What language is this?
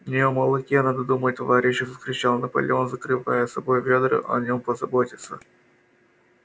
Russian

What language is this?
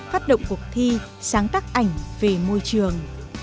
Vietnamese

